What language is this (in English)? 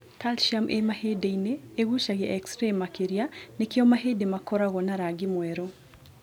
Kikuyu